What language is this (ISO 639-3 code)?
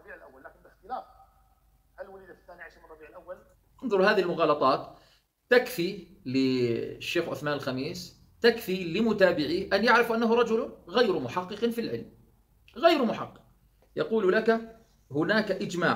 ara